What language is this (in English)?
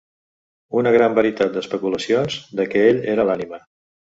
Catalan